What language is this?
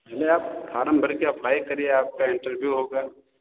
Hindi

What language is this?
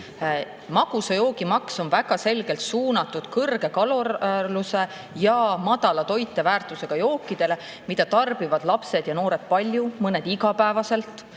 Estonian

